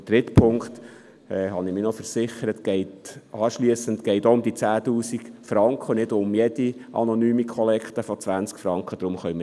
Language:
Swiss German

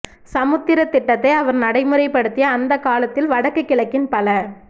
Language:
Tamil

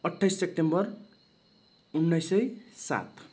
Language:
Nepali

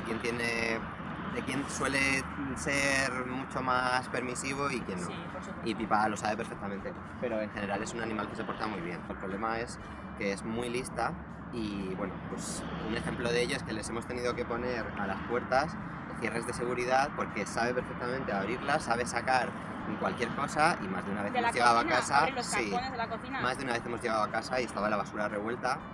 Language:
Spanish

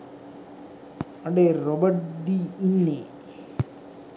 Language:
Sinhala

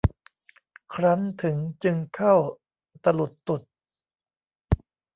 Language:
Thai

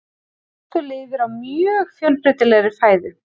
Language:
Icelandic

